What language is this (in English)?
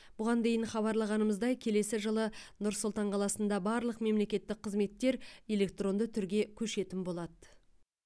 Kazakh